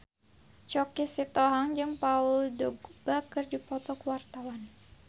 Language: Sundanese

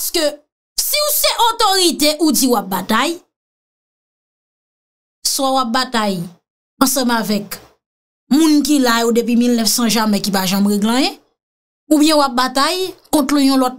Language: French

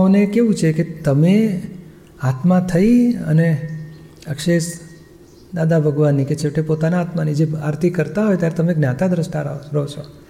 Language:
Gujarati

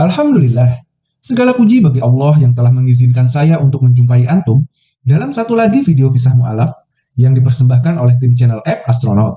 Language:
Indonesian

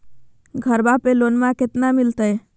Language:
Magahi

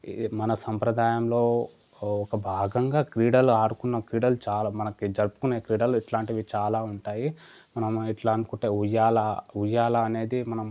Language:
Telugu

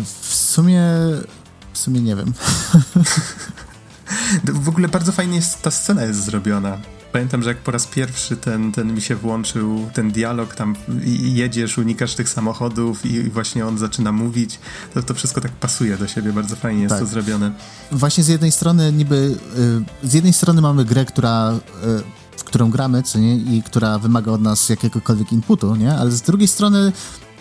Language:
Polish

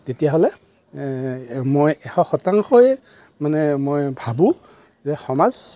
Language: Assamese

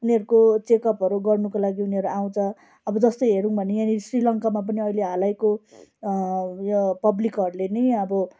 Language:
Nepali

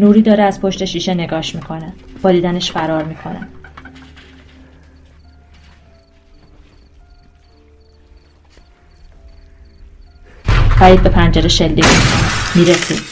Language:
Persian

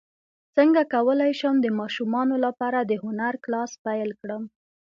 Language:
Pashto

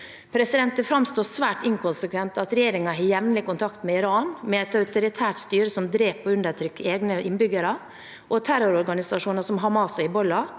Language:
Norwegian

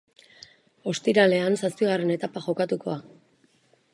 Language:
Basque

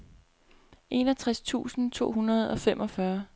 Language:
Danish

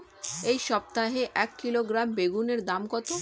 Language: Bangla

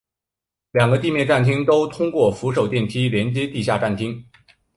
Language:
Chinese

